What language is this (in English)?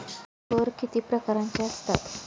Marathi